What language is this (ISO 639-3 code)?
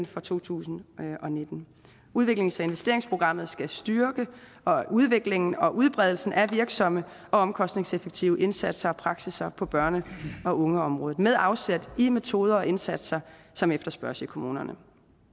dan